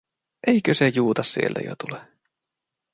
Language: Finnish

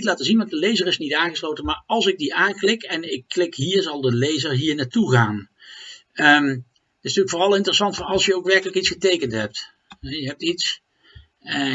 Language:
Dutch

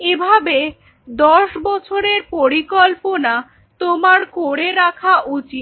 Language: Bangla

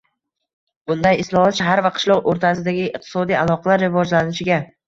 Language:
Uzbek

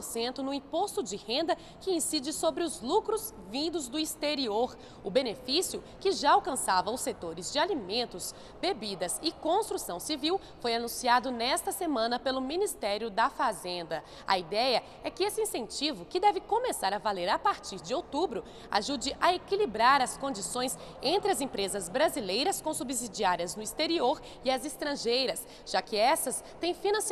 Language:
Portuguese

